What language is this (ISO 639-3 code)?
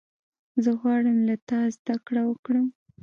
pus